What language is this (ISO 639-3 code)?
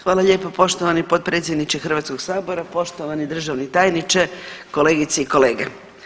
hrv